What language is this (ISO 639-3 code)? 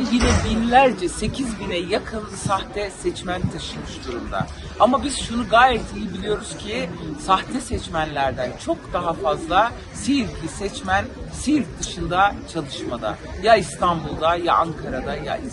tur